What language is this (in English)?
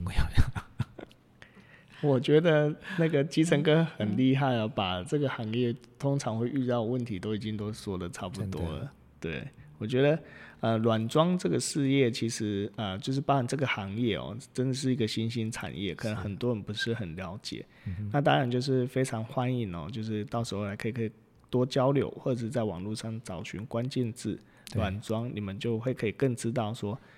Chinese